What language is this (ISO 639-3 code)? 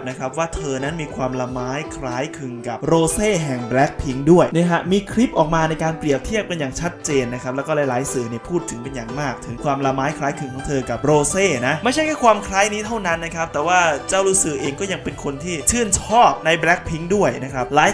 tha